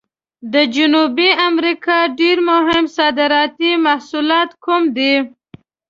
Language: Pashto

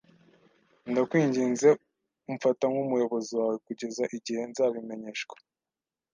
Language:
Kinyarwanda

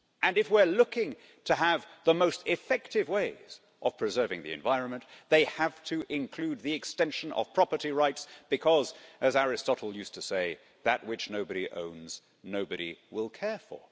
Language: English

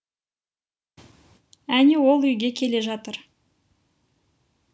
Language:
Kazakh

